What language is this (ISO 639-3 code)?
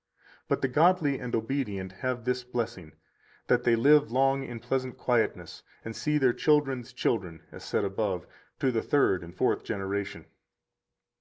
eng